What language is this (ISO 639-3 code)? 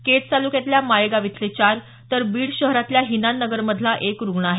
mar